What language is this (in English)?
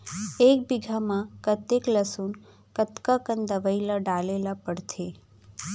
Chhattisgarhi